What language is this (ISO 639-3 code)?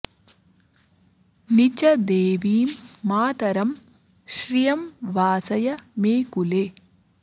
san